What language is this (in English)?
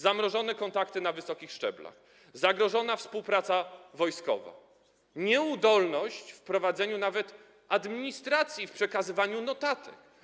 Polish